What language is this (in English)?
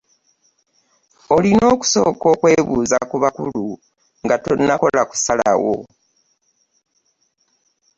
Ganda